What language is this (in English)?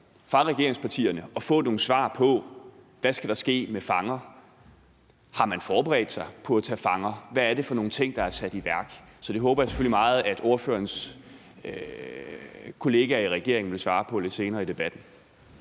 Danish